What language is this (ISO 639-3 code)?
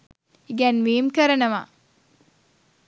sin